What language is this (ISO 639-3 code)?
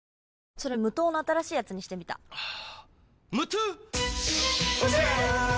jpn